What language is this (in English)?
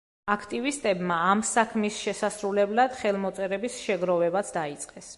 Georgian